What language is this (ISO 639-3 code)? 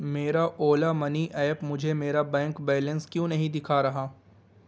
urd